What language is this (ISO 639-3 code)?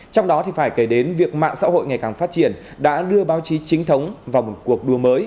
vie